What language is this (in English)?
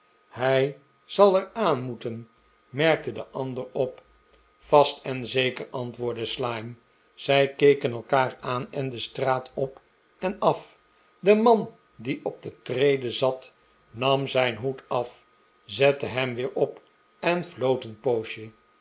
Dutch